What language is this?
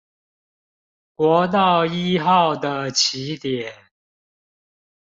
Chinese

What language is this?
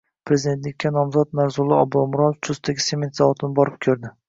Uzbek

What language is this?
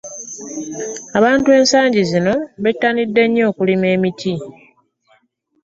Ganda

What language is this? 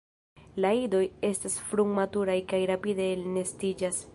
Esperanto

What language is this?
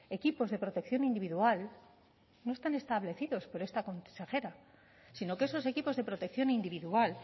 Spanish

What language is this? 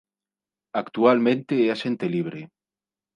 Galician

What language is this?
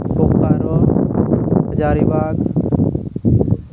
Santali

